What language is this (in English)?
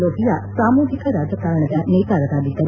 Kannada